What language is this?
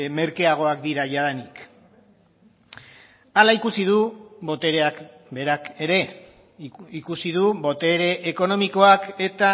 Basque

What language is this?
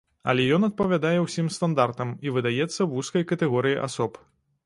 Belarusian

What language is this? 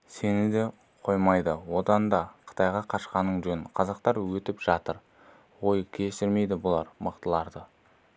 Kazakh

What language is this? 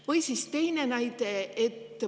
Estonian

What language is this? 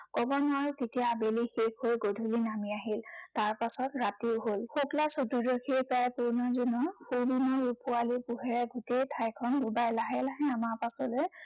Assamese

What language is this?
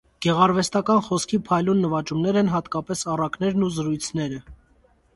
Armenian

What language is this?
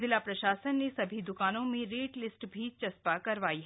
Hindi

